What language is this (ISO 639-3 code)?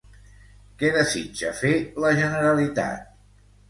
cat